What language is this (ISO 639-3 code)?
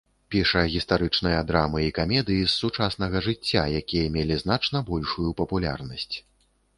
bel